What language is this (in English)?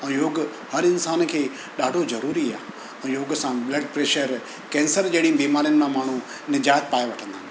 Sindhi